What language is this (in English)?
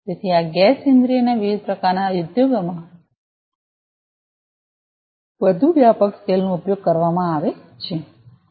Gujarati